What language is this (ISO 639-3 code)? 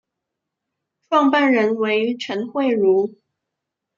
zho